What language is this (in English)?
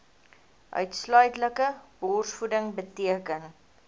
Afrikaans